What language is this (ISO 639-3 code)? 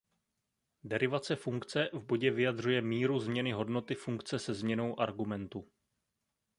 ces